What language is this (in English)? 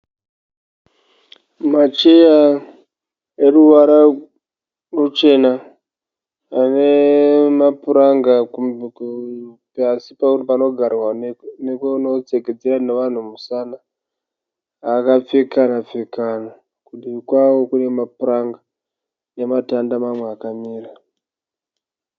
Shona